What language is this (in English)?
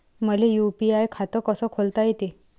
Marathi